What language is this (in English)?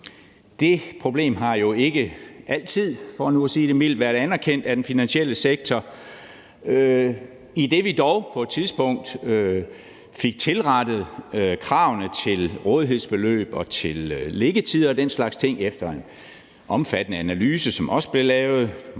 Danish